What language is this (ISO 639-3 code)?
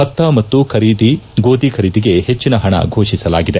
kan